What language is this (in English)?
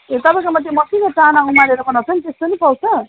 Nepali